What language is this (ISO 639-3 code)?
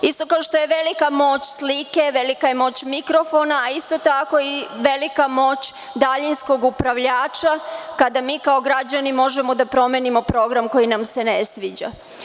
srp